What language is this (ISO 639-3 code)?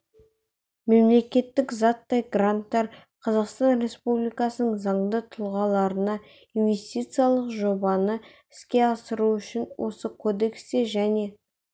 kaz